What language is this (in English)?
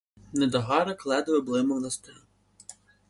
Ukrainian